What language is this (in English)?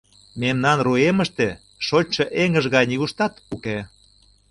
Mari